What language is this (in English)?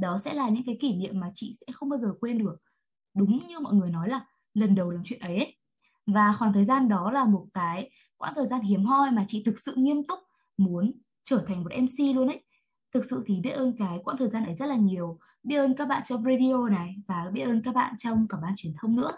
Vietnamese